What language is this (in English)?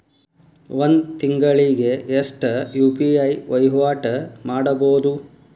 Kannada